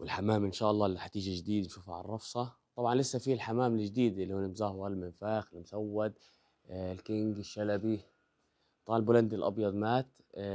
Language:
Arabic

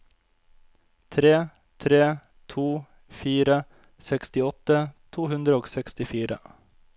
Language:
Norwegian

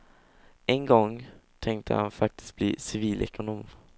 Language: Swedish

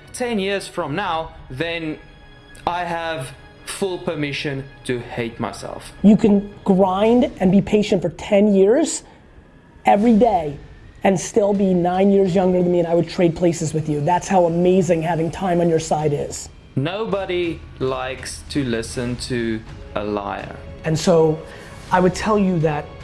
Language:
English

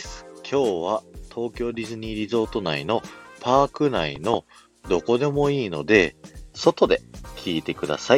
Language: Japanese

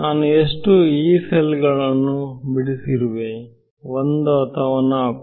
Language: Kannada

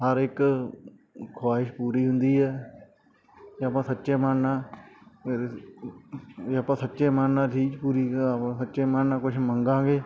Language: Punjabi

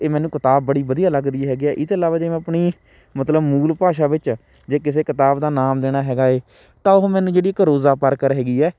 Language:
Punjabi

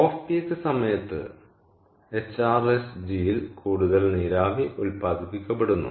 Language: Malayalam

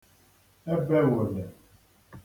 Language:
Igbo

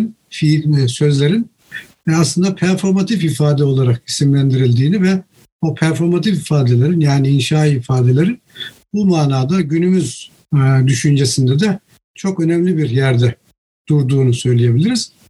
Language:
Turkish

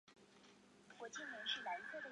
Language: Chinese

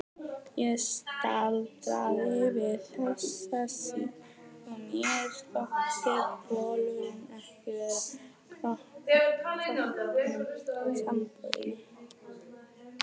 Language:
Icelandic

